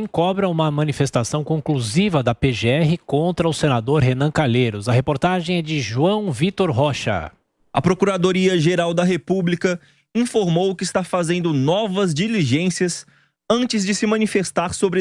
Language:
Portuguese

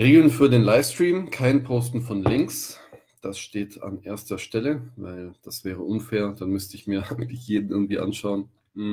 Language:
German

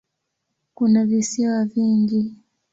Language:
Swahili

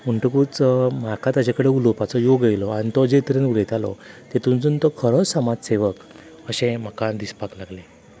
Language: Konkani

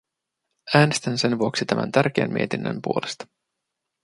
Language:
Finnish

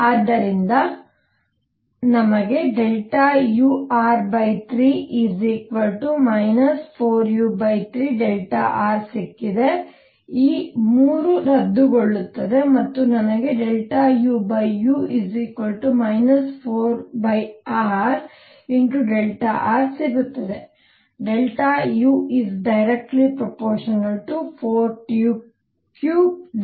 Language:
Kannada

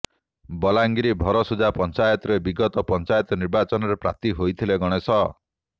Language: Odia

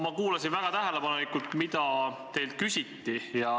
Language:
Estonian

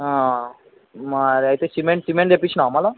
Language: Telugu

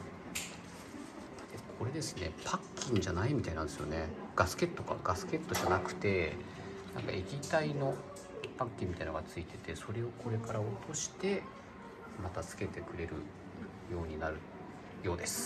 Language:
Japanese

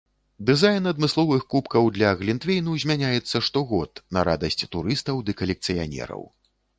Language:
Belarusian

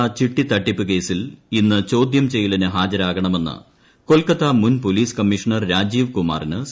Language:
Malayalam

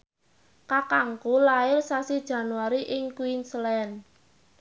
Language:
Javanese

